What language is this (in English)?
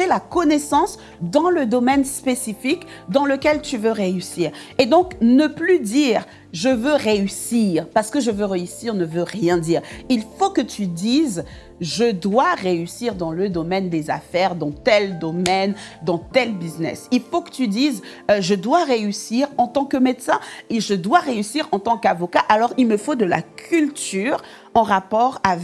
French